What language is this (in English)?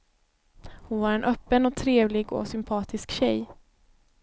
Swedish